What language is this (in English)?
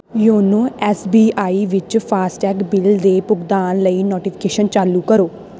Punjabi